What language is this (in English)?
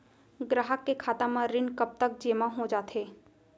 Chhattisgarhi